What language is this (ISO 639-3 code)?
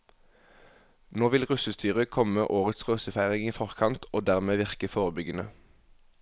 nor